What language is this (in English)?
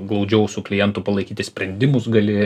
Lithuanian